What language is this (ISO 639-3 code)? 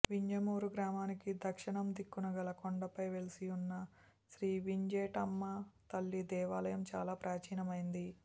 tel